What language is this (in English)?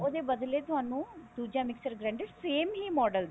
Punjabi